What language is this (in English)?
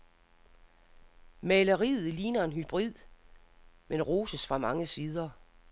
Danish